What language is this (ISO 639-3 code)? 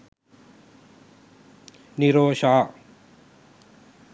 sin